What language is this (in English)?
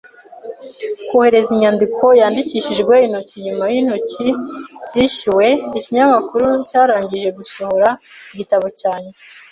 Kinyarwanda